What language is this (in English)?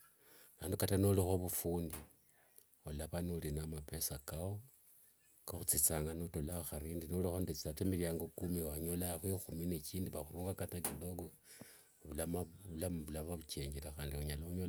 Wanga